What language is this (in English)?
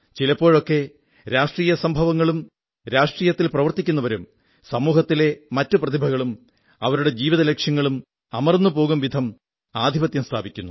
Malayalam